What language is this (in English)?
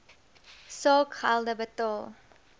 Afrikaans